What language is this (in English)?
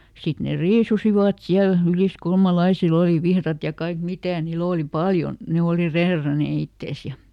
Finnish